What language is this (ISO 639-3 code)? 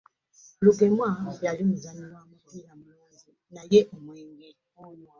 lug